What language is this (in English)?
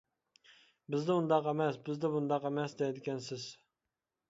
Uyghur